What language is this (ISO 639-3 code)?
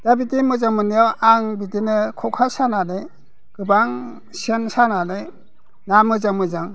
brx